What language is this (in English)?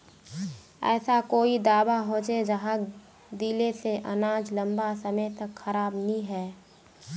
Magahi